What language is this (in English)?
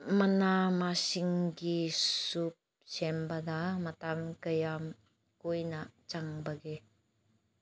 Manipuri